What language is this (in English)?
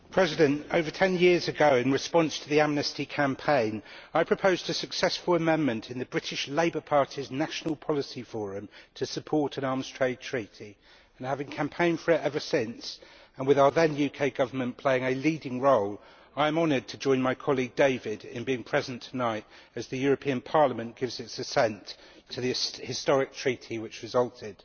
English